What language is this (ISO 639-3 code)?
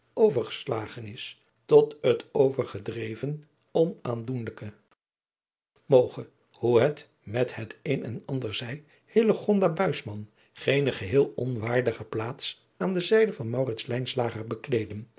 nld